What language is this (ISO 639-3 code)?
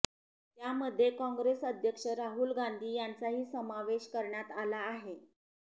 mar